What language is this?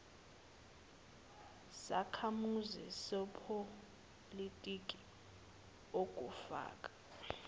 Zulu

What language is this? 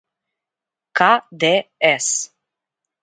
Serbian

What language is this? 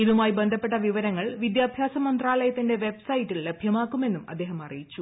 Malayalam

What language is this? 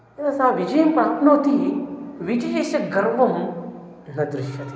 Sanskrit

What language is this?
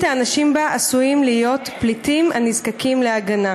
Hebrew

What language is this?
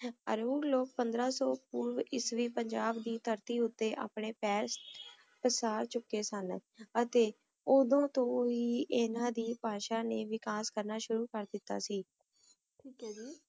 Punjabi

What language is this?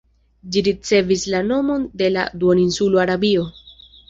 Esperanto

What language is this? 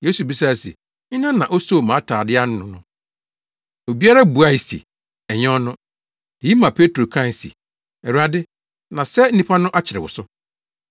Akan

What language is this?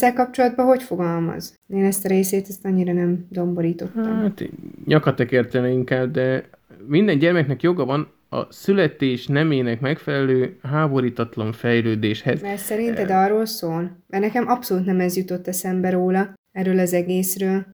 Hungarian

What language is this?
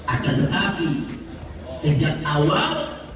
Indonesian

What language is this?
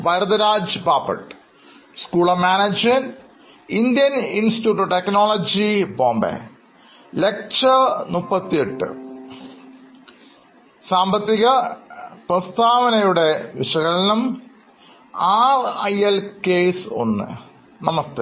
Malayalam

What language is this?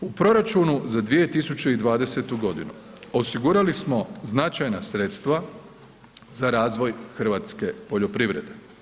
Croatian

